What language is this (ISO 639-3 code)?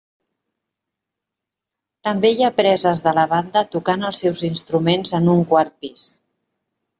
cat